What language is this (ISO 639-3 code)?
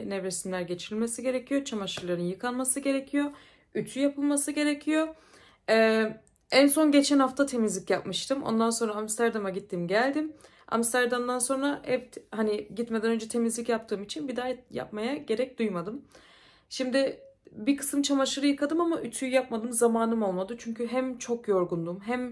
tur